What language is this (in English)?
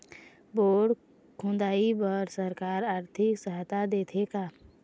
Chhattisgarhi